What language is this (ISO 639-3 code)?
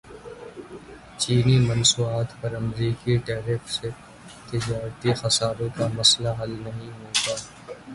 urd